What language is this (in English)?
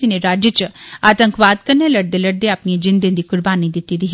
Dogri